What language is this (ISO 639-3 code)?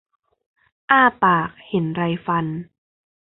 tha